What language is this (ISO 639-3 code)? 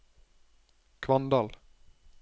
nor